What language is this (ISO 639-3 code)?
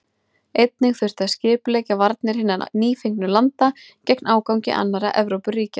isl